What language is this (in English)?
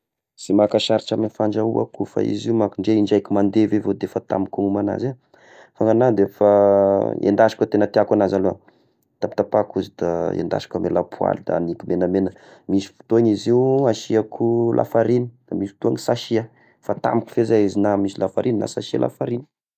Tesaka Malagasy